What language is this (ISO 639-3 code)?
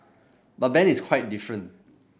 eng